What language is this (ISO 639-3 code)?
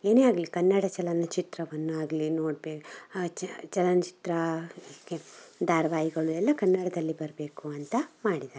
kan